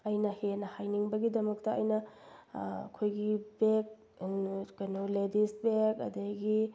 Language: Manipuri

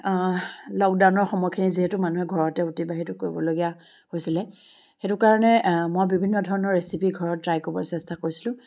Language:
Assamese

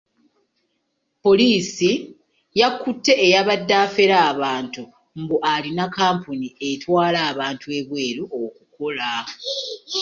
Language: Ganda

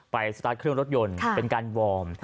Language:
Thai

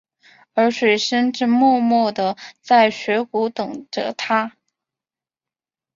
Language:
Chinese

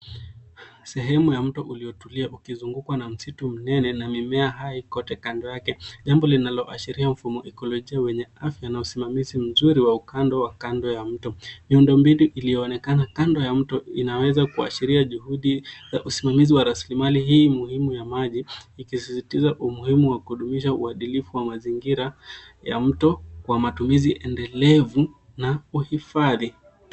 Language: Swahili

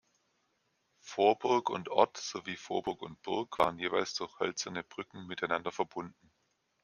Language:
German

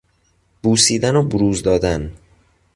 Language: Persian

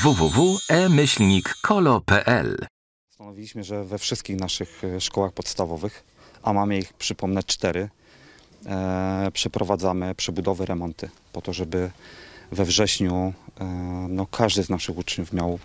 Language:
Polish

